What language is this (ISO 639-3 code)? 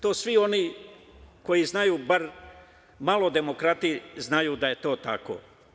srp